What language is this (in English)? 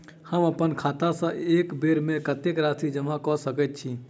Maithili